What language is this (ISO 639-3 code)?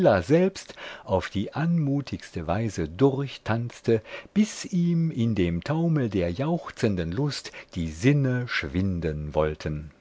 deu